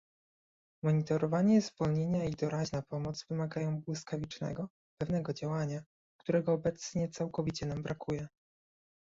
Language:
Polish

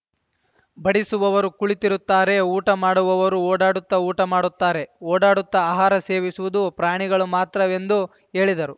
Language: Kannada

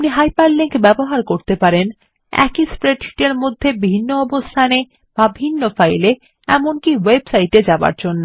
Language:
Bangla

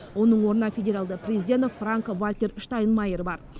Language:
Kazakh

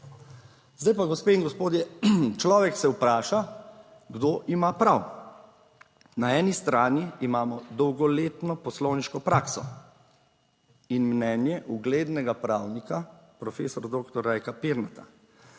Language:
Slovenian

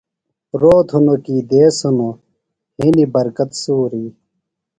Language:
Phalura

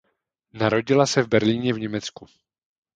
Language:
Czech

